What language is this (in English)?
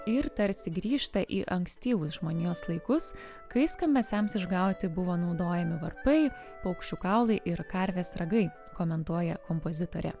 Lithuanian